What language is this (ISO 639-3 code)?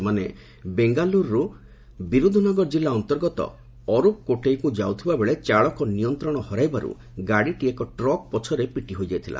ori